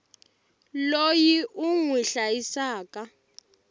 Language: Tsonga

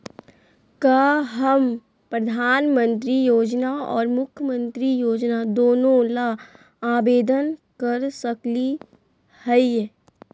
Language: Magahi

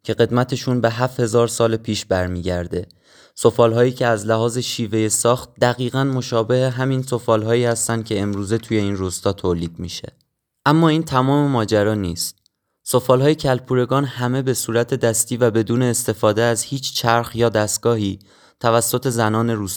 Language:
Persian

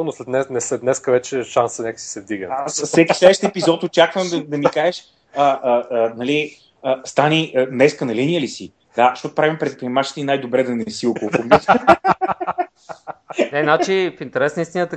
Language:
Bulgarian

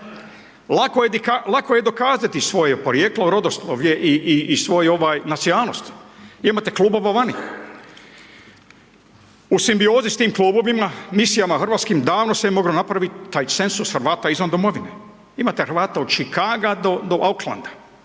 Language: Croatian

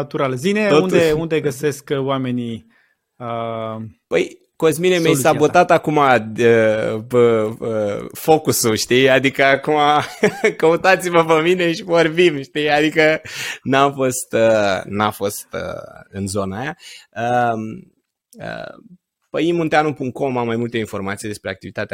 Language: Romanian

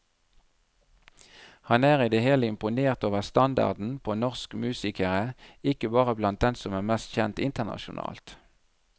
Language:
Norwegian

